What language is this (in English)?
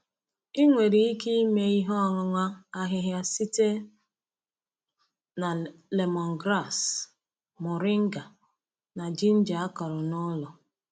Igbo